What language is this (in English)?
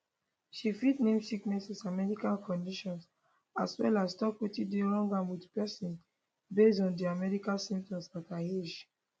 Nigerian Pidgin